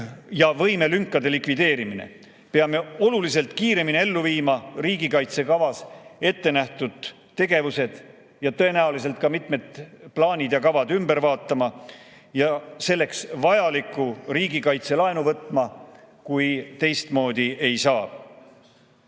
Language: Estonian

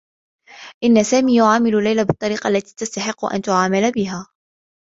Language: Arabic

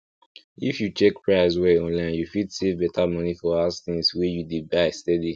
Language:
Nigerian Pidgin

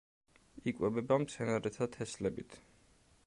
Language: Georgian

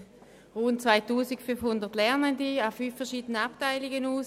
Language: Swiss German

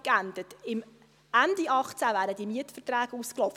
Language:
Swiss German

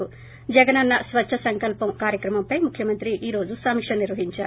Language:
Telugu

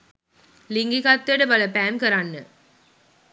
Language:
Sinhala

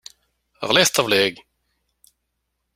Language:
Kabyle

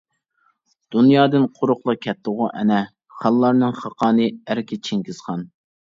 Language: Uyghur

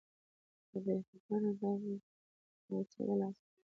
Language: Pashto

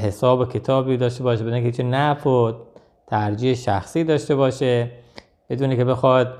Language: Persian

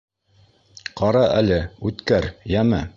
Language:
Bashkir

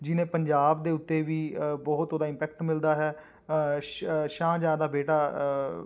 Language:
Punjabi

